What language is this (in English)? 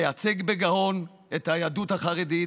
Hebrew